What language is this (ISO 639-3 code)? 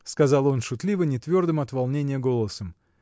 rus